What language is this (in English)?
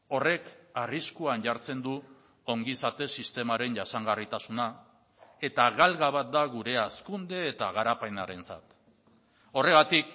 Basque